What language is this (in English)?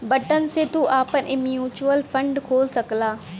Bhojpuri